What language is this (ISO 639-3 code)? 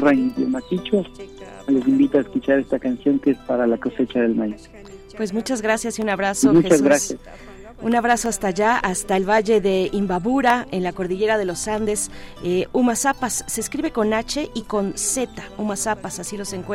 spa